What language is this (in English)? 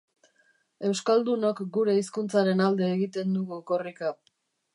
Basque